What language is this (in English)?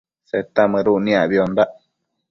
Matsés